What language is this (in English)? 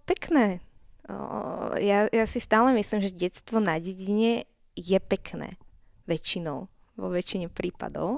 Slovak